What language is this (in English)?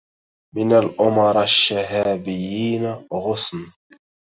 Arabic